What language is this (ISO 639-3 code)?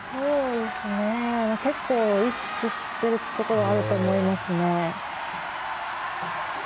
jpn